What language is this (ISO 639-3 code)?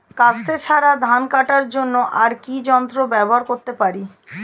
ben